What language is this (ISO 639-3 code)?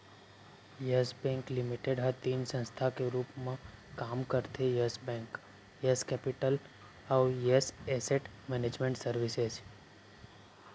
hne